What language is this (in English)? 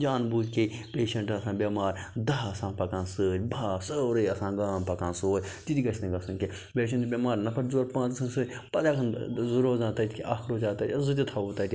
Kashmiri